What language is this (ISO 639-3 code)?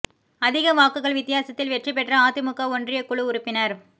tam